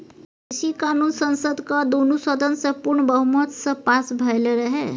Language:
Maithili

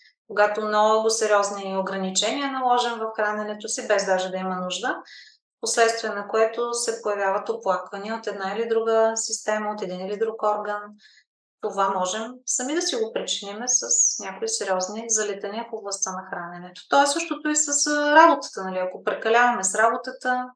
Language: Bulgarian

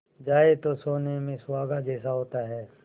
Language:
Hindi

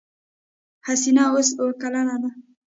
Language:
Pashto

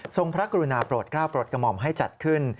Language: Thai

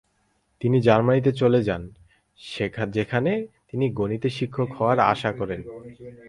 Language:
Bangla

